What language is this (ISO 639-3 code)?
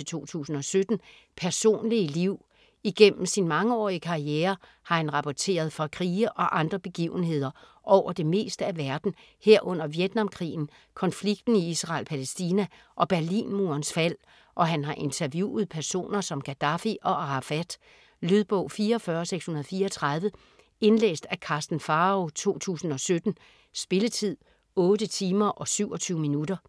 dan